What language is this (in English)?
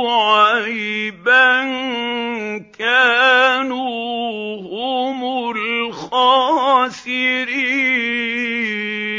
Arabic